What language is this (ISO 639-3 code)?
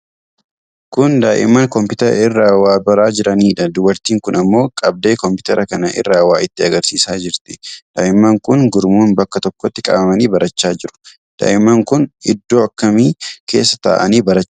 orm